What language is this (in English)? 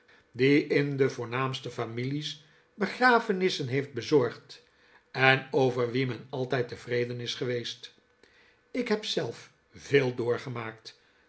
Dutch